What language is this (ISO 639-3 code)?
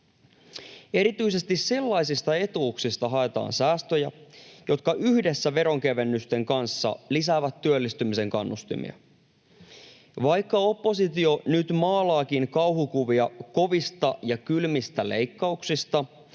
fin